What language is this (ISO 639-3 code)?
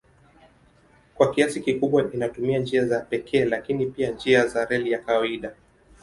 swa